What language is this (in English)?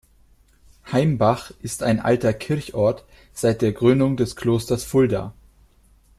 German